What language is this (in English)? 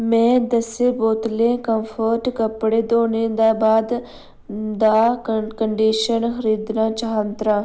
Dogri